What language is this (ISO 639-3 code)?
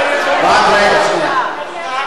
heb